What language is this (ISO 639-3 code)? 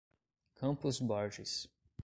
por